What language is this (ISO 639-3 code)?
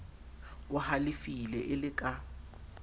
sot